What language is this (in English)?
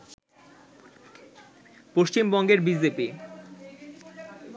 Bangla